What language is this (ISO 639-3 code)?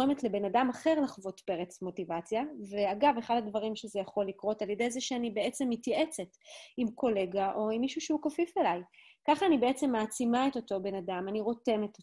heb